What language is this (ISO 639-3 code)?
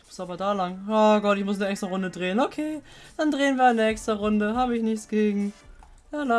deu